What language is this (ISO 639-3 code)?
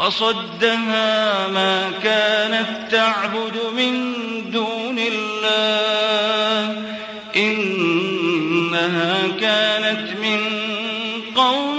ara